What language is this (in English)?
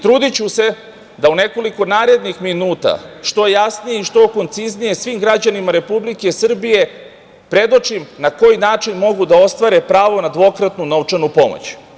Serbian